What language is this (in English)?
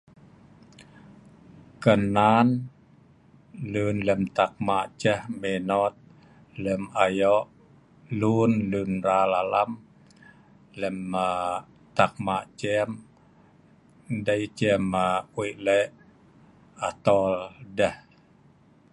Sa'ban